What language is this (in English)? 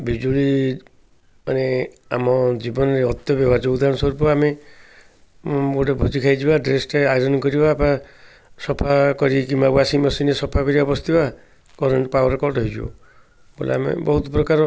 Odia